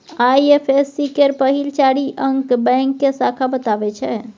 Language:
Maithili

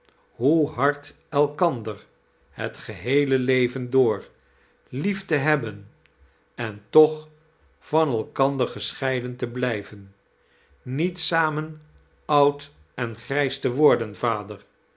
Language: Dutch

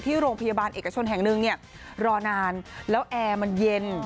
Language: Thai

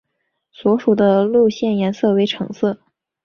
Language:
Chinese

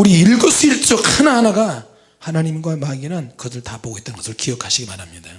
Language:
Korean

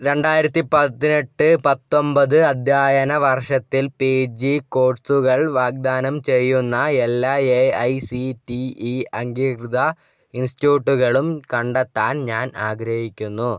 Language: Malayalam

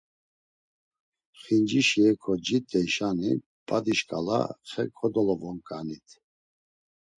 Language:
Laz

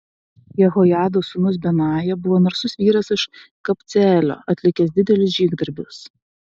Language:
Lithuanian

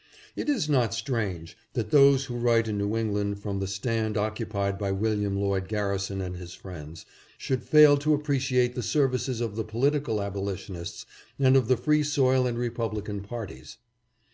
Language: English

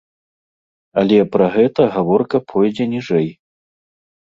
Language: Belarusian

